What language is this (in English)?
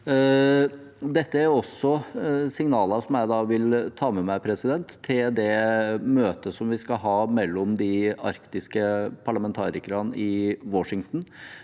Norwegian